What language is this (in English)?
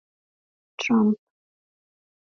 Swahili